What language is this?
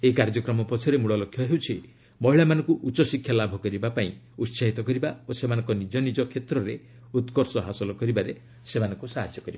Odia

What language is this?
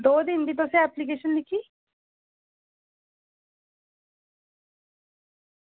Dogri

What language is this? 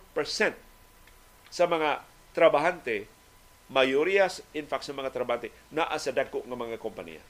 Filipino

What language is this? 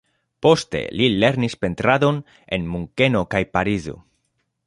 Esperanto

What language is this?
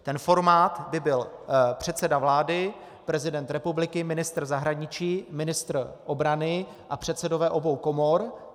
Czech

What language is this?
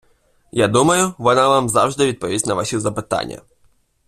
Ukrainian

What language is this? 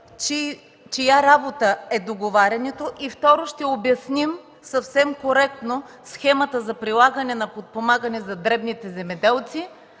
Bulgarian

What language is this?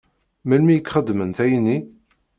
Kabyle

